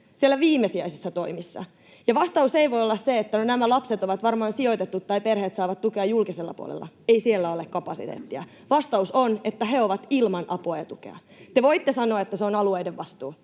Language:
Finnish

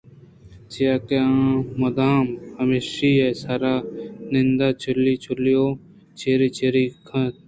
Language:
Eastern Balochi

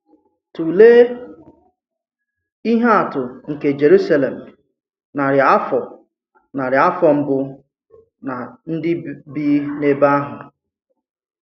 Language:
Igbo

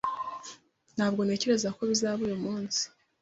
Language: Kinyarwanda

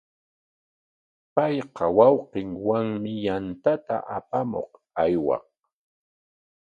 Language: Corongo Ancash Quechua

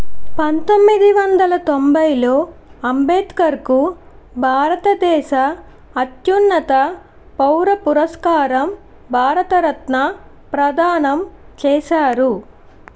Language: Telugu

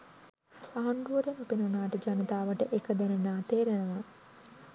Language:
Sinhala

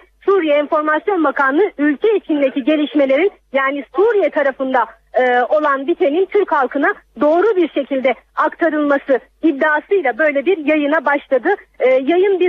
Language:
Turkish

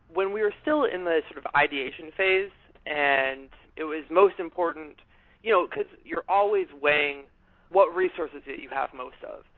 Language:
English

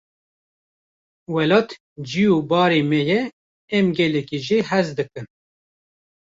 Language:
Kurdish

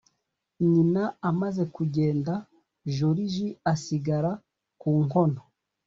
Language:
Kinyarwanda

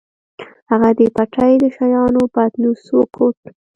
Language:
Pashto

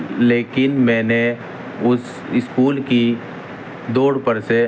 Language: Urdu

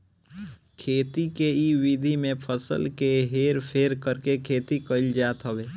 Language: Bhojpuri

